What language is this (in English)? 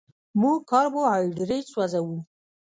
Pashto